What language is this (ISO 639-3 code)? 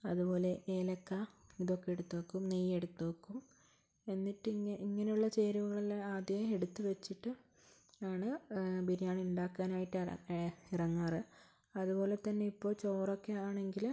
mal